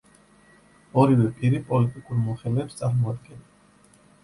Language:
Georgian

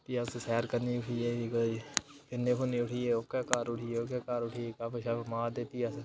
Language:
Dogri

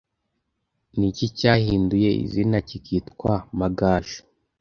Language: Kinyarwanda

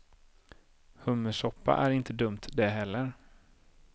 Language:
Swedish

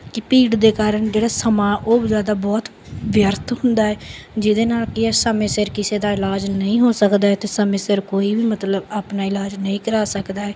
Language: Punjabi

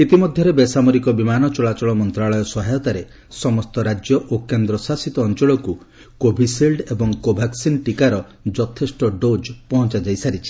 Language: Odia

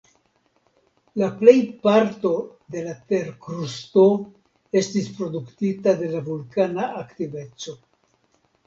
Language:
Esperanto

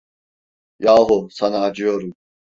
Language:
Turkish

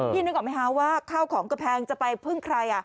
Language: Thai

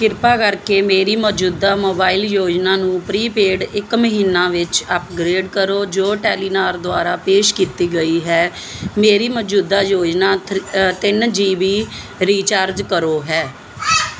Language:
Punjabi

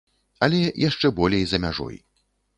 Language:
Belarusian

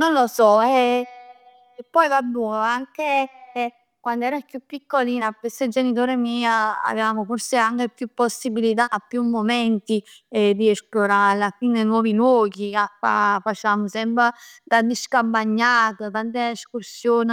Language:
Neapolitan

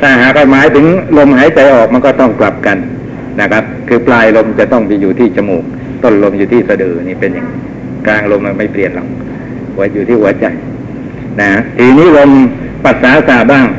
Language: Thai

